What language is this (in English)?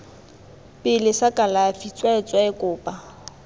Tswana